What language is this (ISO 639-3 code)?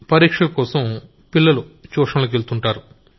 tel